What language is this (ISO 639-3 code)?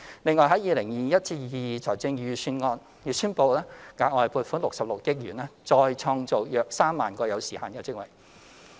yue